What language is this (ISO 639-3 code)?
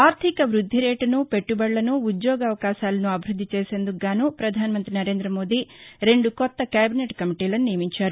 tel